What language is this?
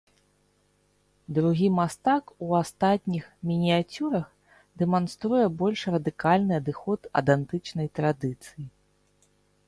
Belarusian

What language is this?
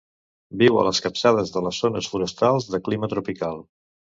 Catalan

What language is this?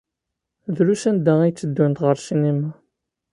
Kabyle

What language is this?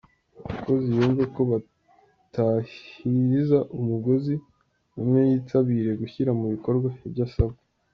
Kinyarwanda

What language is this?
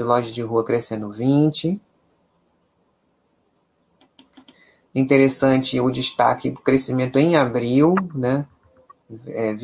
Portuguese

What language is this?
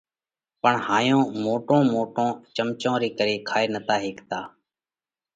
Parkari Koli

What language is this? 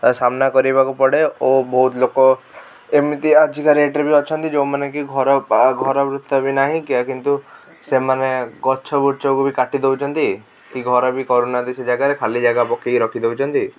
Odia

